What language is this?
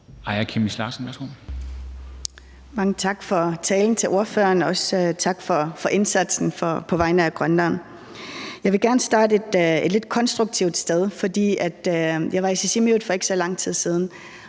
Danish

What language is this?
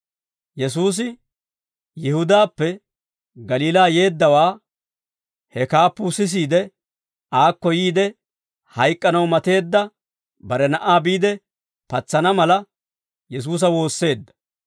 Dawro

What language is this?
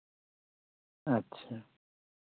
Santali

